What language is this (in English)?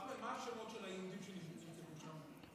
Hebrew